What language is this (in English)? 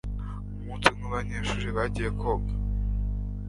Kinyarwanda